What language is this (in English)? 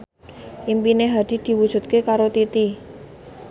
Javanese